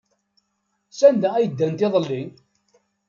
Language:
Kabyle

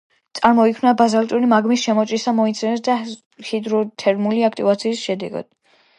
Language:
Georgian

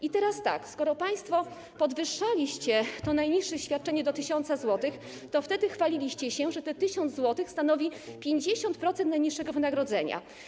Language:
Polish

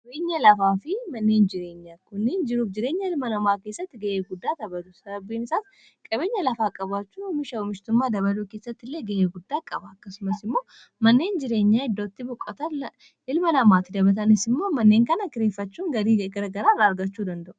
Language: Oromo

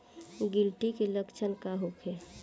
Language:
Bhojpuri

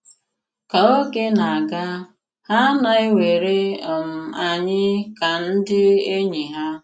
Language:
Igbo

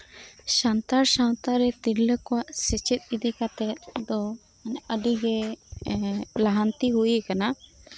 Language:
Santali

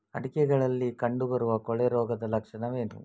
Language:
Kannada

